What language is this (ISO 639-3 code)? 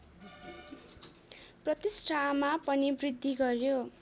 nep